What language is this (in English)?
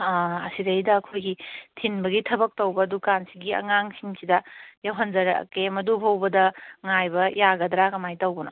Manipuri